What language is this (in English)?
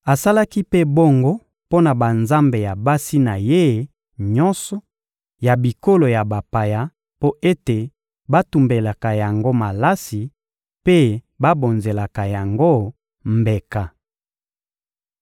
Lingala